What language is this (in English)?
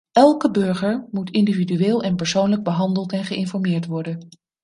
Dutch